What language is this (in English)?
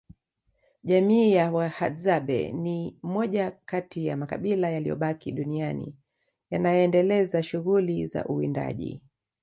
Swahili